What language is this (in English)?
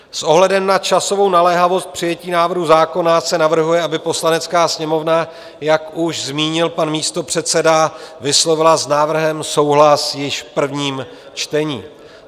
Czech